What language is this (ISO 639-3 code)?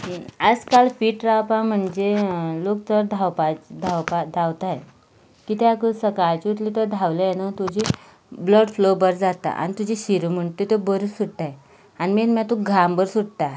kok